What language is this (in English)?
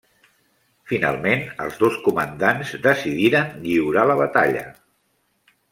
Catalan